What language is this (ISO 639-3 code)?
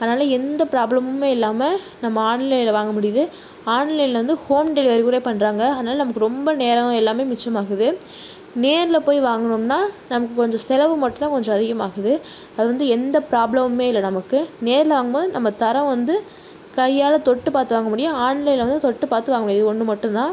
tam